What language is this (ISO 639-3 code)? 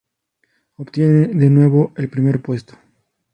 spa